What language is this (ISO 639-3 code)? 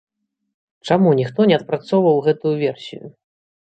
bel